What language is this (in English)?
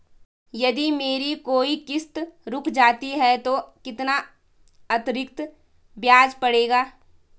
Hindi